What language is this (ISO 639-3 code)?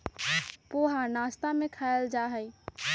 mag